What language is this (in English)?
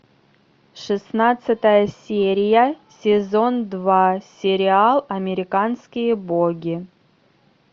Russian